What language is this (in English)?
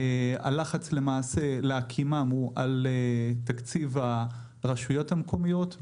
Hebrew